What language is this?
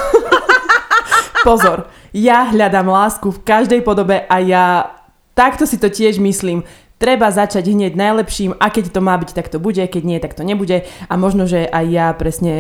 Slovak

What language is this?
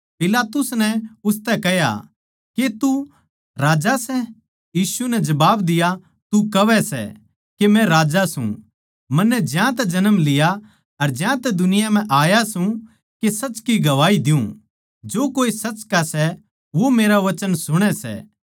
Haryanvi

